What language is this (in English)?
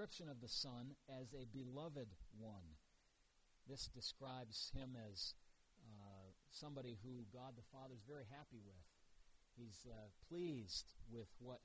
English